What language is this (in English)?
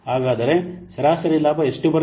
Kannada